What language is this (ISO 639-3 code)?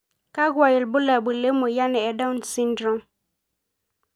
mas